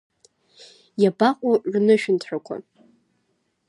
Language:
Abkhazian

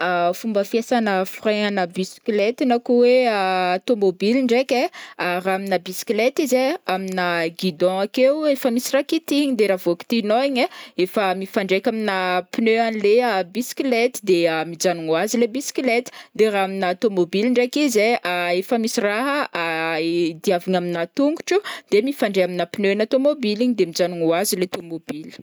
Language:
Northern Betsimisaraka Malagasy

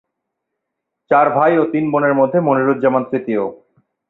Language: Bangla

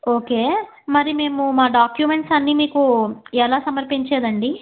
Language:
Telugu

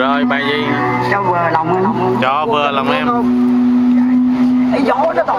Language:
Vietnamese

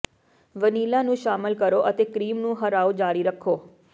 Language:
Punjabi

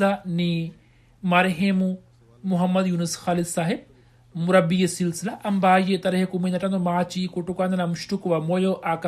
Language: Swahili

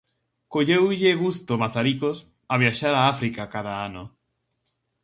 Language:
Galician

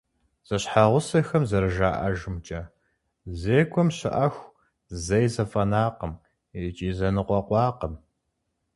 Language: Kabardian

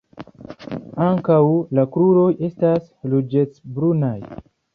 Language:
Esperanto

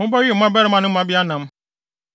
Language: Akan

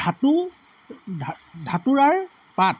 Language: Assamese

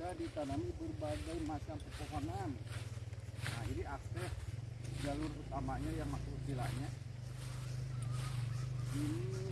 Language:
Indonesian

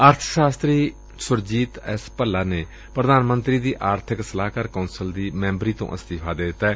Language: Punjabi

